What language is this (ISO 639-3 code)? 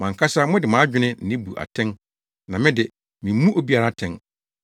aka